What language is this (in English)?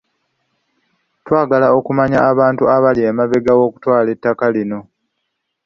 Ganda